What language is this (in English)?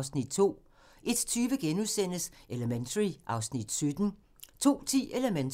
Danish